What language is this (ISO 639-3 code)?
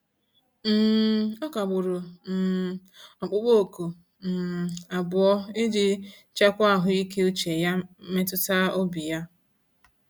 ibo